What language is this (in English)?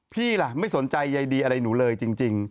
Thai